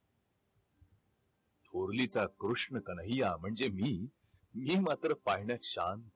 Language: Marathi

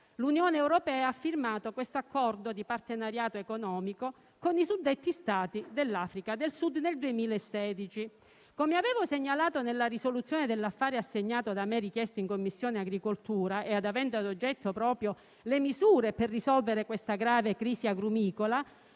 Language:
Italian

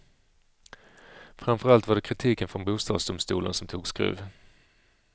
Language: Swedish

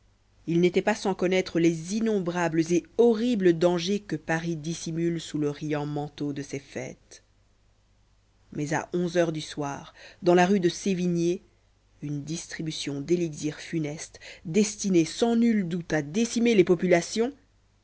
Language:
French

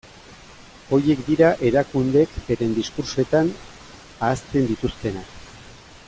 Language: Basque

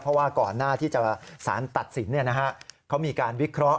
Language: Thai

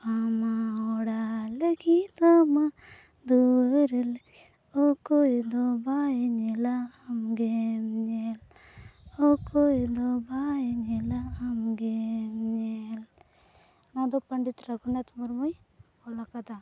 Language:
Santali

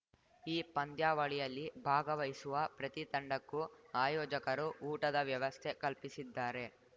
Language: Kannada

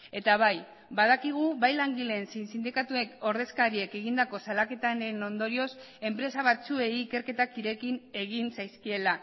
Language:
Basque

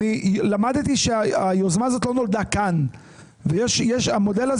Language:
Hebrew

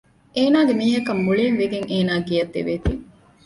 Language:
Divehi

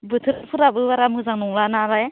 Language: Bodo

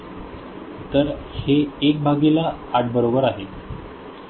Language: Marathi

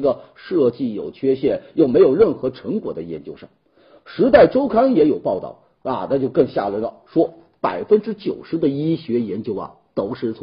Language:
Chinese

